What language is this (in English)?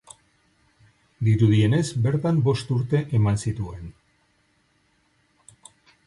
Basque